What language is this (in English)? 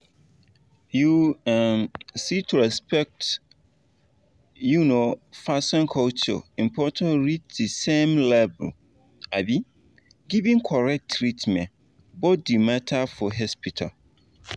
Nigerian Pidgin